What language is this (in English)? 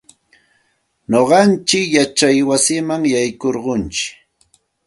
Santa Ana de Tusi Pasco Quechua